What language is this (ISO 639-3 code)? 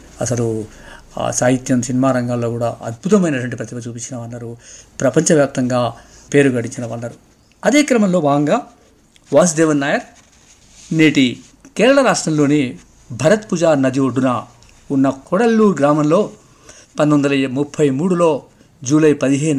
tel